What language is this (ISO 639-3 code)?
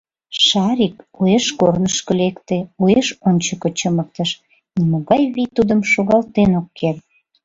chm